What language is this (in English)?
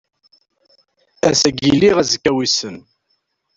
Kabyle